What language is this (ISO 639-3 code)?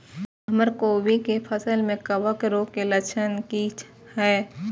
mai